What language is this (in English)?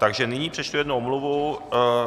Czech